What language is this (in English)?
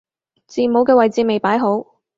Cantonese